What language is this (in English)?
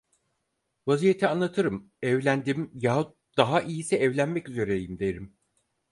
Turkish